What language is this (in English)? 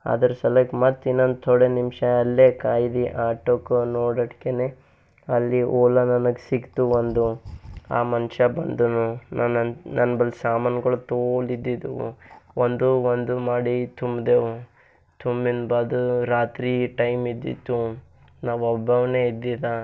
Kannada